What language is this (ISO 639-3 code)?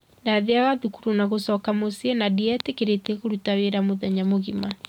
kik